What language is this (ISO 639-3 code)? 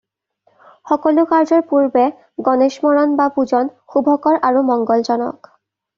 asm